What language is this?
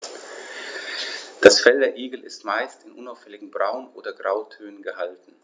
German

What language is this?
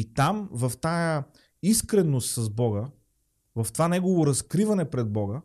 Bulgarian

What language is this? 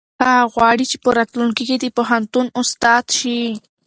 Pashto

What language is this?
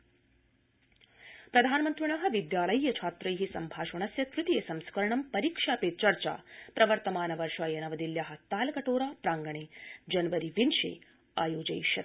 Sanskrit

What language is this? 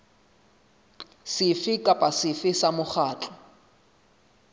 Southern Sotho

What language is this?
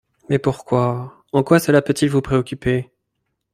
French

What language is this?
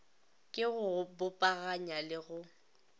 Northern Sotho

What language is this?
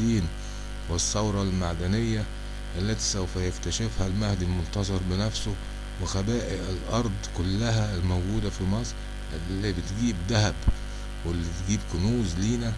Arabic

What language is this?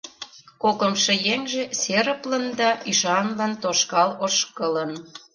Mari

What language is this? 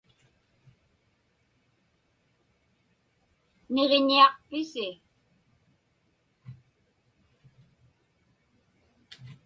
Inupiaq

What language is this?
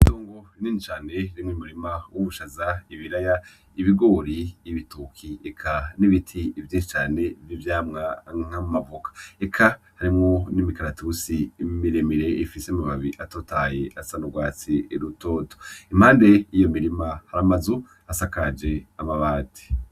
Rundi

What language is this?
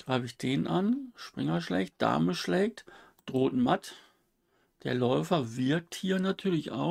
German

